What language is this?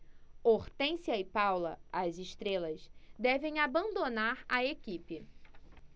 Portuguese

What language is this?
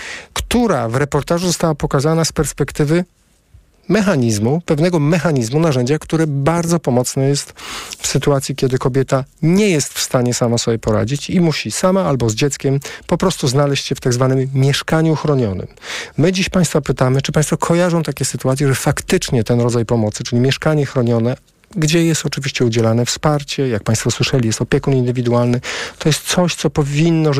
Polish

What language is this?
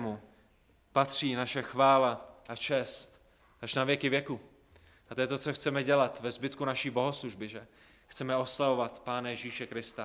Czech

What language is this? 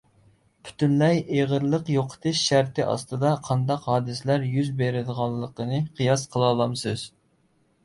Uyghur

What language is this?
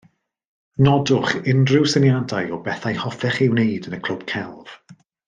Welsh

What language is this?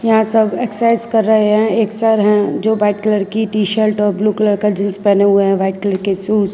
Hindi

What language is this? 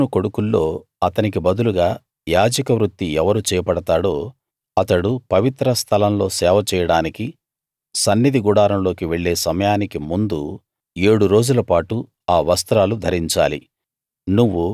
Telugu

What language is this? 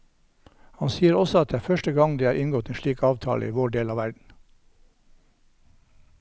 Norwegian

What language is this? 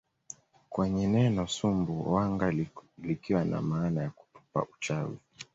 Swahili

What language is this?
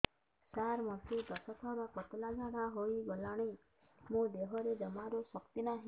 Odia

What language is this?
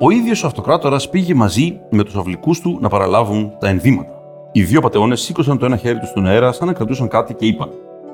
Greek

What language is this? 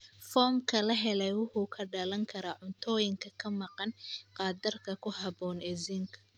Somali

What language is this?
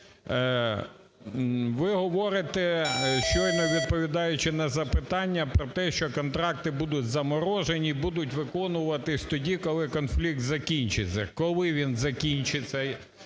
Ukrainian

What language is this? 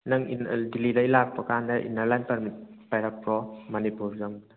Manipuri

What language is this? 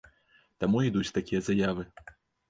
Belarusian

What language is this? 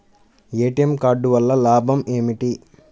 Telugu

